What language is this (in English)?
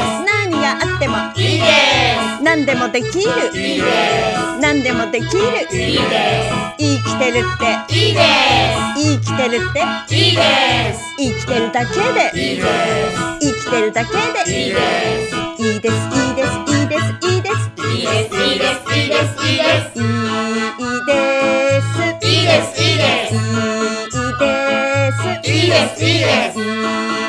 Japanese